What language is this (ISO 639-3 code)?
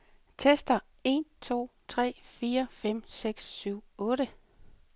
dan